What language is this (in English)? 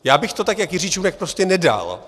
Czech